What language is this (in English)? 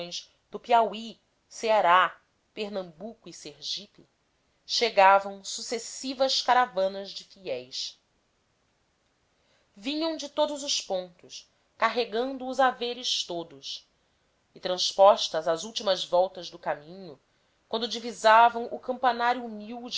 Portuguese